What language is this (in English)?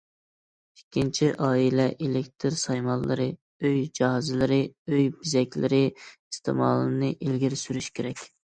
Uyghur